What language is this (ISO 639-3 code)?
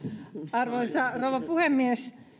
fin